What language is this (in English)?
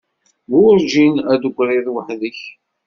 Kabyle